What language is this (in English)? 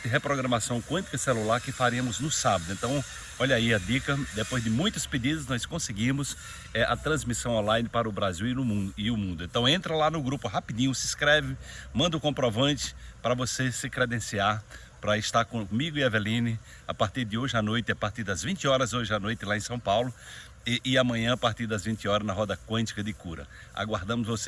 Portuguese